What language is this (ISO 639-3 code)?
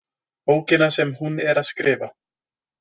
isl